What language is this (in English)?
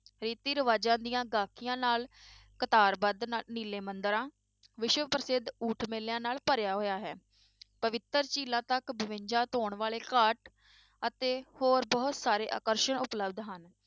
Punjabi